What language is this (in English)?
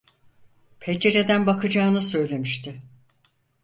Turkish